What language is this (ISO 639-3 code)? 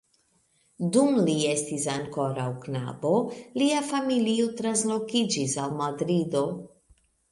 epo